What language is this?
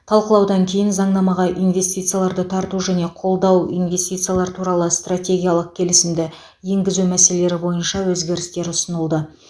Kazakh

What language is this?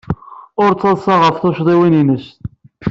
Kabyle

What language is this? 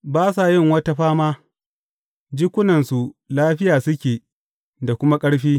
Hausa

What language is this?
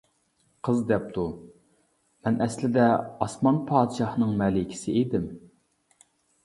Uyghur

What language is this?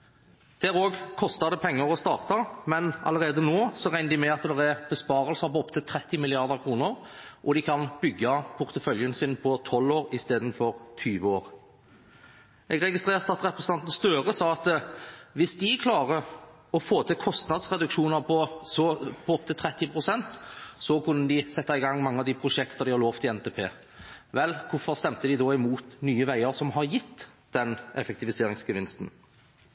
Norwegian Bokmål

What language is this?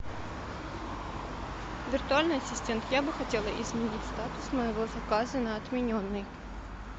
Russian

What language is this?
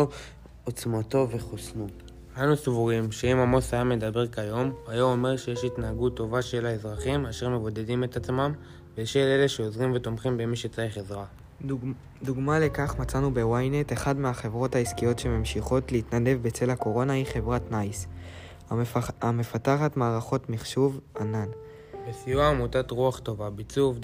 Hebrew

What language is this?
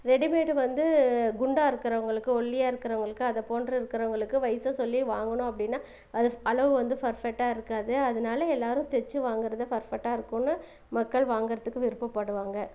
Tamil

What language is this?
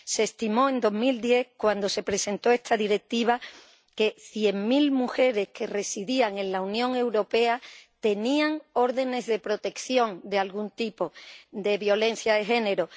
Spanish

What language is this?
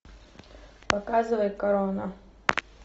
Russian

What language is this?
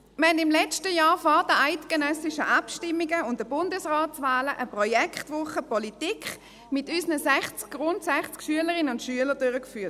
Swiss German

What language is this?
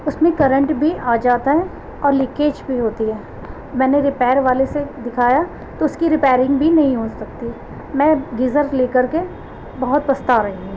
Urdu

